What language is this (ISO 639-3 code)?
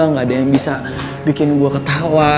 ind